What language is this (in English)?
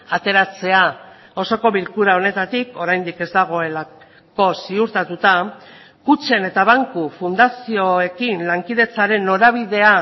Basque